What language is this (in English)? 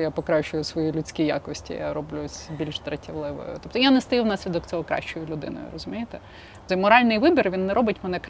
Ukrainian